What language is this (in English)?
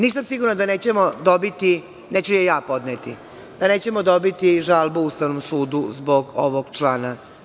Serbian